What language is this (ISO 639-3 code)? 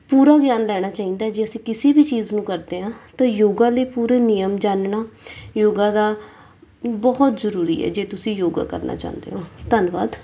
pan